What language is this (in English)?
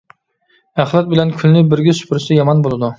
Uyghur